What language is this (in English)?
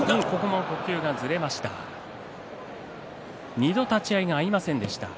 Japanese